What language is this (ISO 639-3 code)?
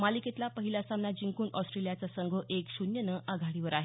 mar